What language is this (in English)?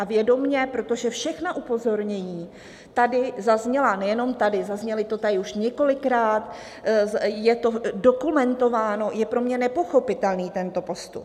Czech